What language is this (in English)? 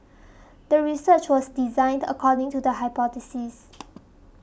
English